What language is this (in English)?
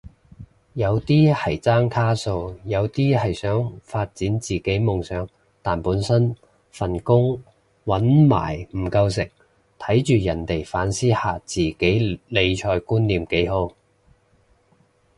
Cantonese